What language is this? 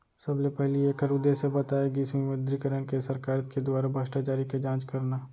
Chhattisgarhi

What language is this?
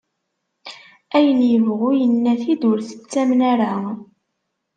Kabyle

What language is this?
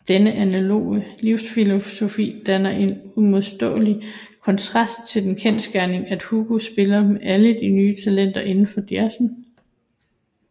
Danish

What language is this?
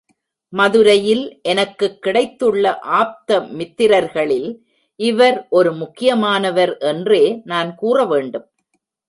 Tamil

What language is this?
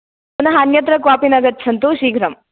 Sanskrit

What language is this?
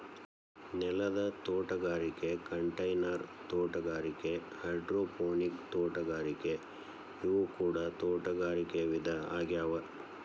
Kannada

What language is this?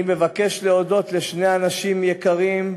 Hebrew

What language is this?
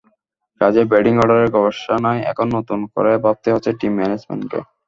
Bangla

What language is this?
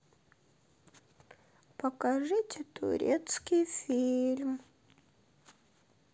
Russian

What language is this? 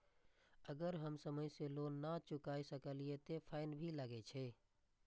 Maithili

